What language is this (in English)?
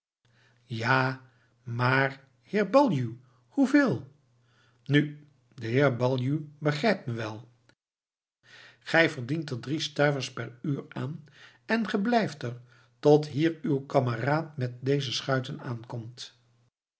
Dutch